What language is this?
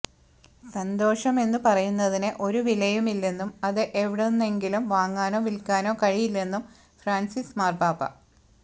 Malayalam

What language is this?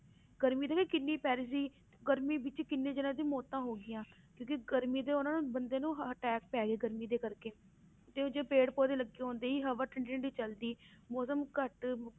Punjabi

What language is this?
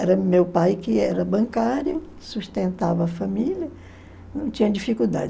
Portuguese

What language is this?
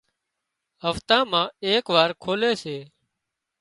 Wadiyara Koli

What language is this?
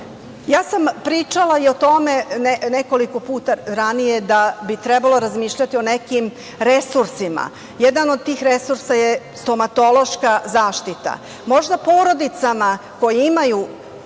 Serbian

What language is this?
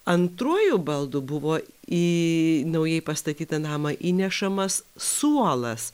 Lithuanian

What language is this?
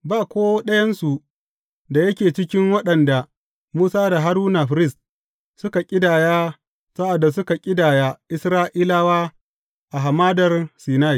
Hausa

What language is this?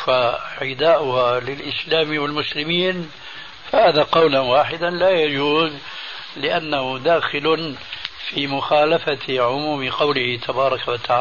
Arabic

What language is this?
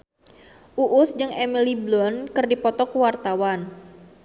Sundanese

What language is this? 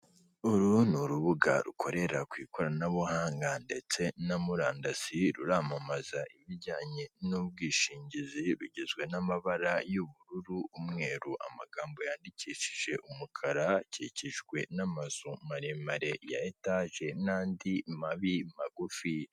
Kinyarwanda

